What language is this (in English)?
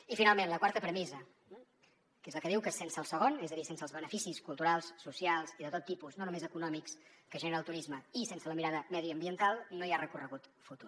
Catalan